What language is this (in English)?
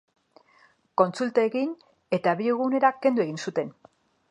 Basque